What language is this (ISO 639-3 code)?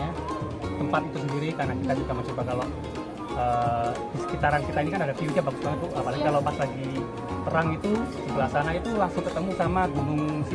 ind